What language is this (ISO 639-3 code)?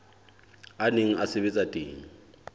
sot